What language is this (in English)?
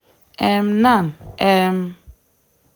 Nigerian Pidgin